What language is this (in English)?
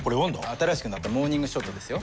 Japanese